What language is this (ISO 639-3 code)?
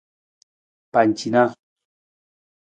nmz